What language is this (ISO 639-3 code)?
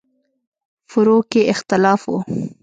pus